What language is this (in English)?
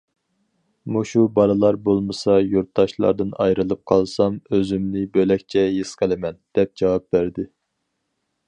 Uyghur